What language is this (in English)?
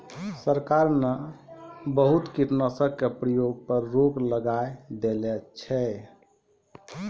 Maithili